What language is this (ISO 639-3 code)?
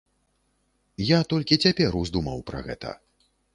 bel